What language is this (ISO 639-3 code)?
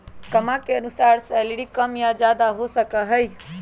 mag